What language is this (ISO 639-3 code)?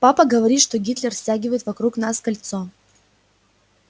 rus